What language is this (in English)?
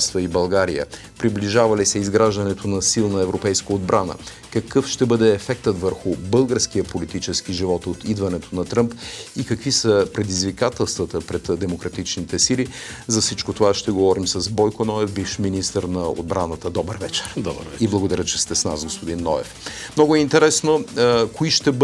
Bulgarian